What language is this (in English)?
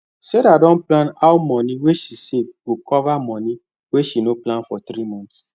Nigerian Pidgin